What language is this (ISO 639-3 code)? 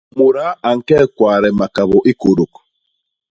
bas